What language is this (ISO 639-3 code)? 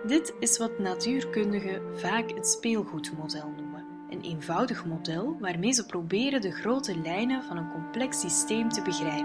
nld